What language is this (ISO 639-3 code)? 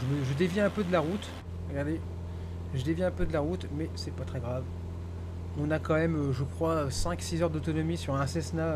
fra